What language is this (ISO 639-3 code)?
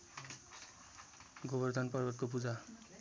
nep